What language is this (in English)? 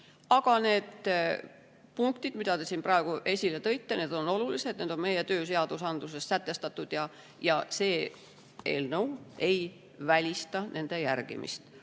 Estonian